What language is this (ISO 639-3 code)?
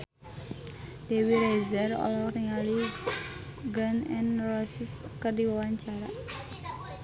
sun